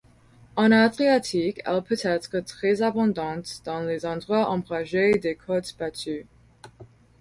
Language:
French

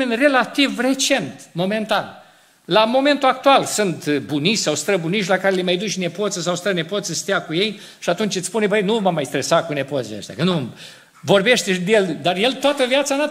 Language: Romanian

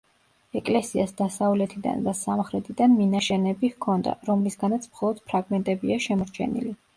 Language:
Georgian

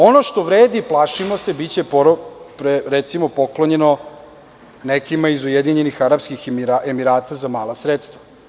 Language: Serbian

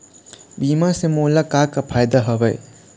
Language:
Chhattisgarhi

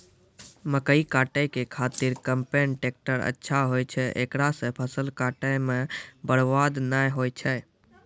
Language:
Maithili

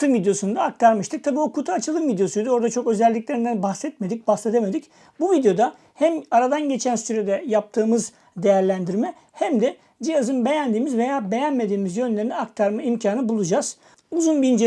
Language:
Turkish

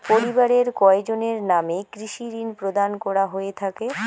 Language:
Bangla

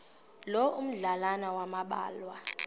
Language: Xhosa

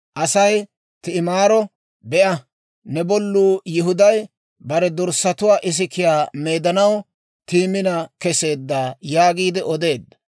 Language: Dawro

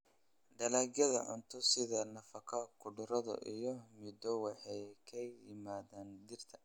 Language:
Somali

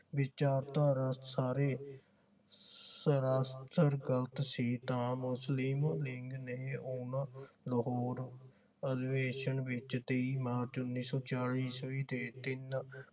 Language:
Punjabi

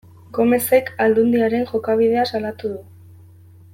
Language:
Basque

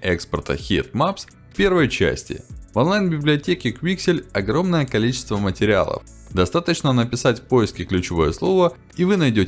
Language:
Russian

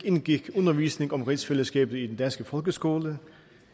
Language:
Danish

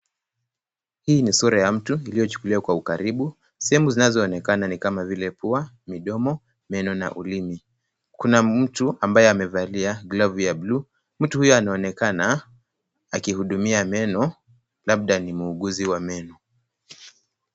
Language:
Swahili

